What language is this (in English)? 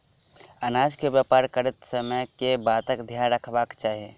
Maithili